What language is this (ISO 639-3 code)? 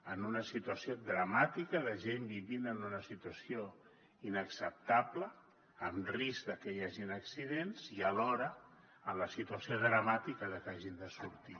cat